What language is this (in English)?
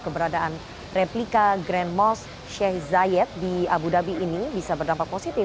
Indonesian